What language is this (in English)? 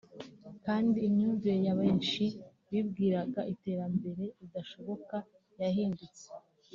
Kinyarwanda